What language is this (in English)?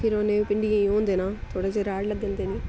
Dogri